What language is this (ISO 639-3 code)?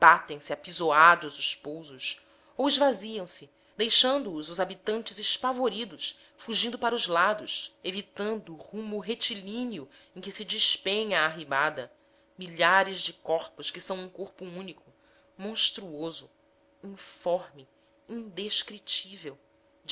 por